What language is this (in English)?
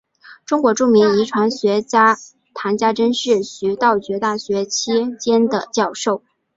Chinese